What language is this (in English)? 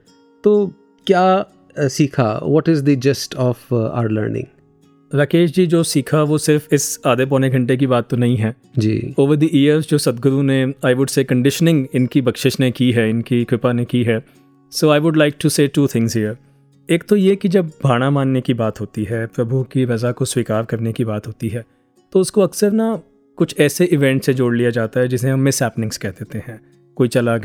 Hindi